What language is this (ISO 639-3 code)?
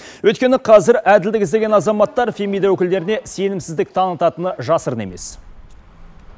kaz